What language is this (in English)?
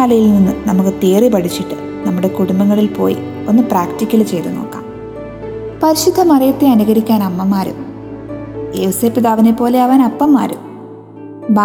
Malayalam